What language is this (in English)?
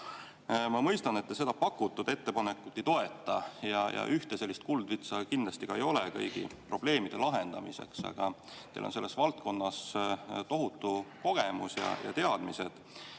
Estonian